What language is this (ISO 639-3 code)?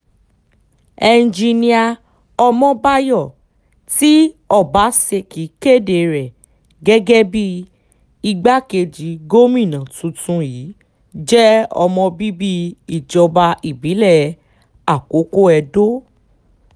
yor